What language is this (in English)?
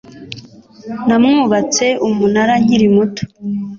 Kinyarwanda